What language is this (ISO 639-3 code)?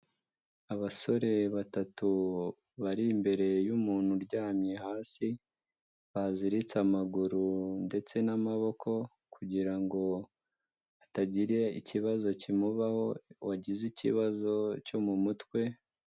kin